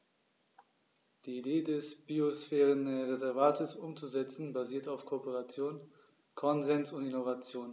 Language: German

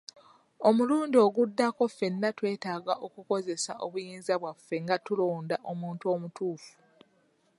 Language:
Ganda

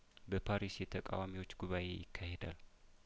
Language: Amharic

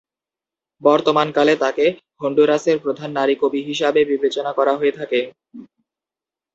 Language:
Bangla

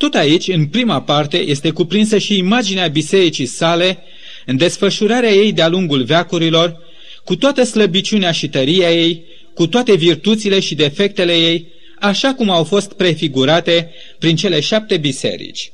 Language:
Romanian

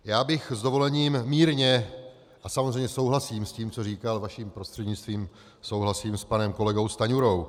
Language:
Czech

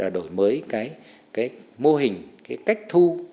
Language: Vietnamese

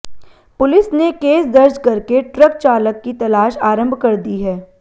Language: Hindi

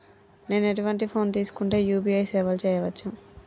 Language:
Telugu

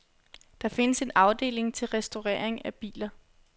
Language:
Danish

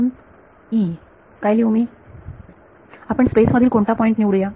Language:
Marathi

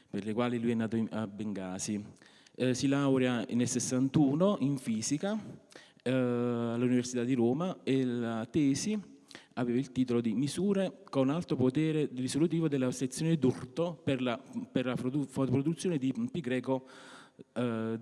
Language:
Italian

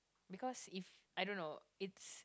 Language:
English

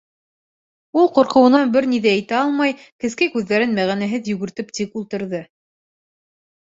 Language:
Bashkir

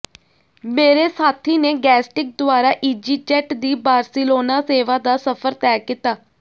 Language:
Punjabi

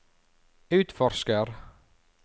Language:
Norwegian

